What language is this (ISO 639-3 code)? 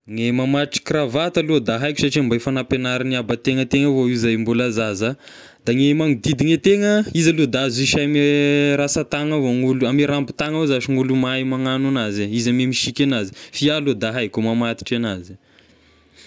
tkg